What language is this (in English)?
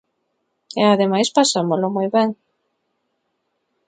Galician